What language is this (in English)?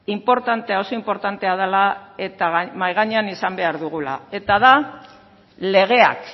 Basque